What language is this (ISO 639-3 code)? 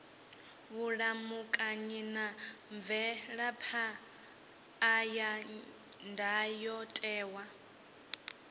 ven